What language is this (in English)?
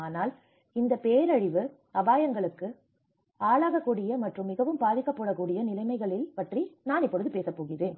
Tamil